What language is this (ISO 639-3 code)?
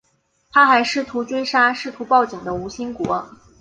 zho